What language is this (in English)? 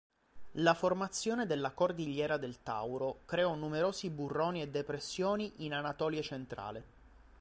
Italian